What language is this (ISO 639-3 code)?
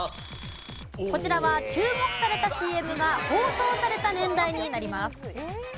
jpn